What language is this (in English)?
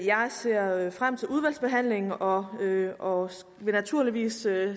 Danish